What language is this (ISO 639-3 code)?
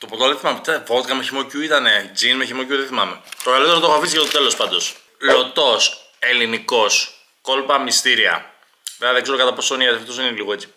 ell